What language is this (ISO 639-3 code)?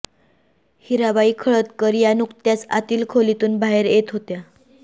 mar